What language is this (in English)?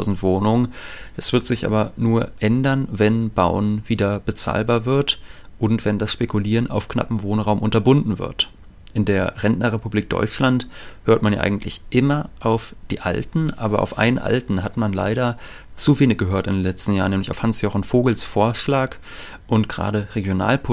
German